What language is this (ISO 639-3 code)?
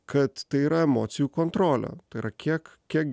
lit